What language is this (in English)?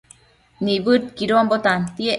Matsés